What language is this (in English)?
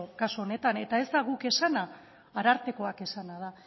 Basque